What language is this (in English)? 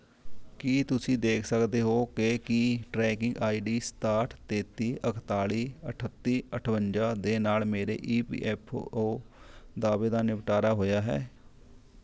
Punjabi